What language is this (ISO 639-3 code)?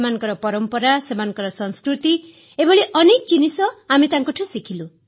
ori